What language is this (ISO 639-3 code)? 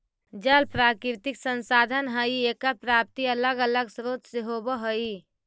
mag